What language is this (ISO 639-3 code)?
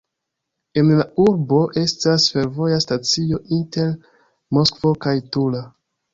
epo